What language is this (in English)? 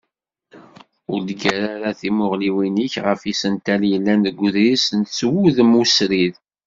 Kabyle